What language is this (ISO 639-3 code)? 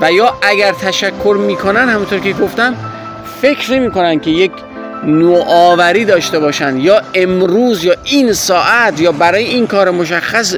fas